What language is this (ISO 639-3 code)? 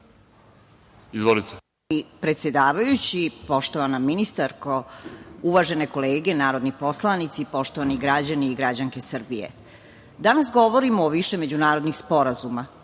srp